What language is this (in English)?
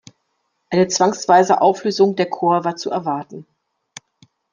German